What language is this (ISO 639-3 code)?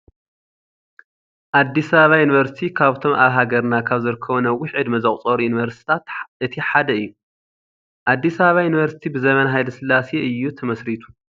tir